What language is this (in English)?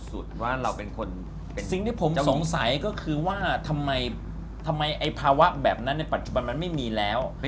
Thai